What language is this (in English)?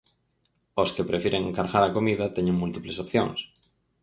Galician